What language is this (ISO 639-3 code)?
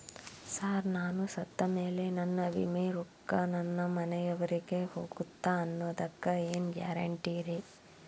kan